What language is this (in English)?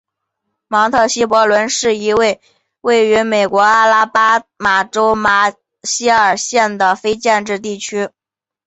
Chinese